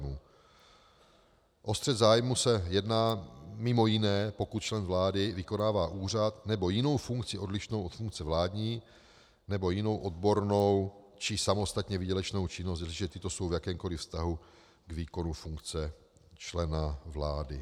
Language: Czech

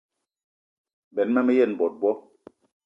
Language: Eton (Cameroon)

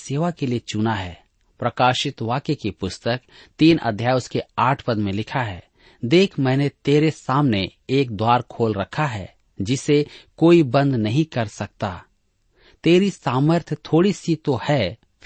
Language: Hindi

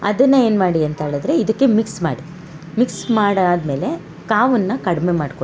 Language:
Kannada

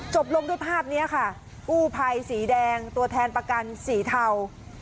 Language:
Thai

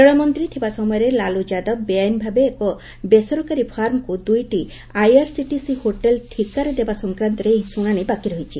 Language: Odia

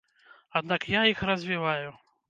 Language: Belarusian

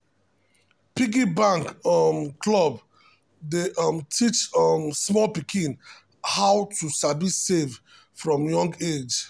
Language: Nigerian Pidgin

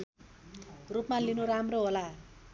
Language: Nepali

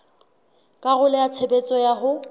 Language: Southern Sotho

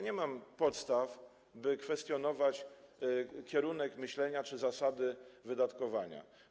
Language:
Polish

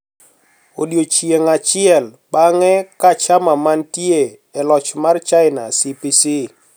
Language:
Luo (Kenya and Tanzania)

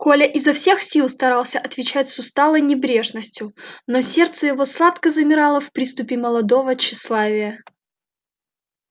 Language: Russian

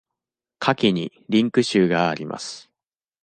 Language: Japanese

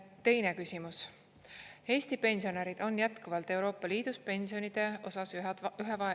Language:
Estonian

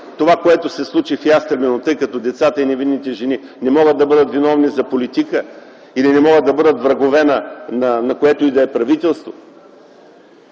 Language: Bulgarian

